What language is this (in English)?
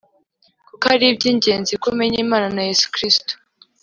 Kinyarwanda